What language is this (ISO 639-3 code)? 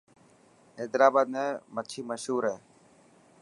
mki